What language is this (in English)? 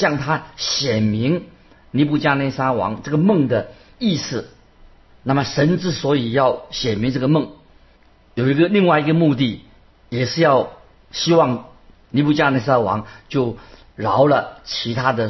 Chinese